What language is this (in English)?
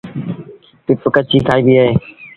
Sindhi Bhil